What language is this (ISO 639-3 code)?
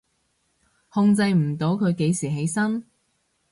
yue